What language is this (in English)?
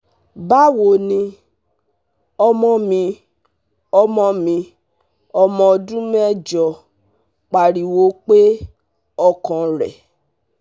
Yoruba